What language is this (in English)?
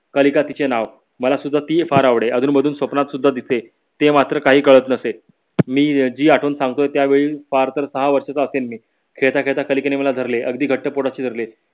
Marathi